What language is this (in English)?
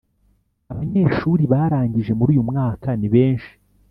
Kinyarwanda